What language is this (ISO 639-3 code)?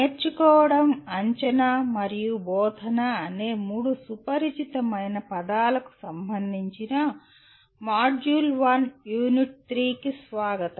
tel